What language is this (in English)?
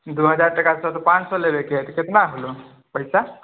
Maithili